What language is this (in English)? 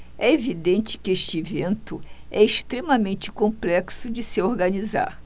Portuguese